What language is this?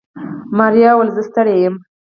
Pashto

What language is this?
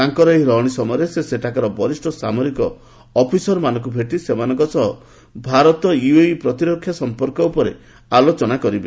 Odia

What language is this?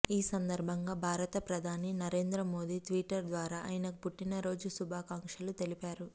Telugu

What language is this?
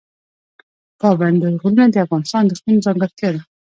Pashto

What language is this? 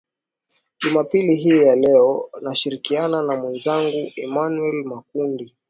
Swahili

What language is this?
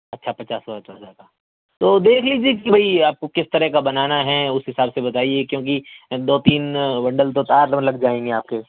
Urdu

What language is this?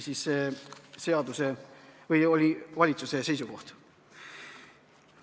Estonian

